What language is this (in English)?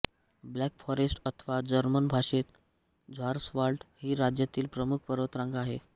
Marathi